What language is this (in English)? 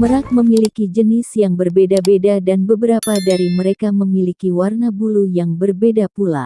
Indonesian